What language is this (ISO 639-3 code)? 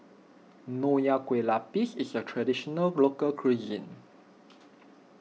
eng